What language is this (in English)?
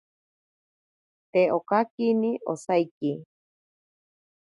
Ashéninka Perené